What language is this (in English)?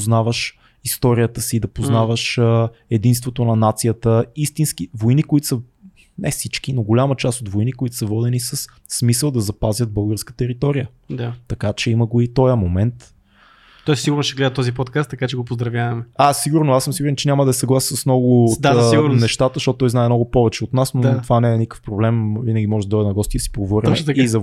Bulgarian